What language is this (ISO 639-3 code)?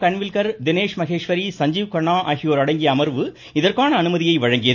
tam